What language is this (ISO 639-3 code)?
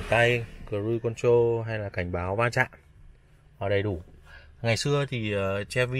vie